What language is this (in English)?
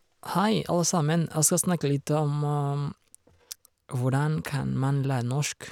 Norwegian